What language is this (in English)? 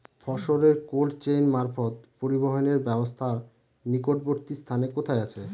Bangla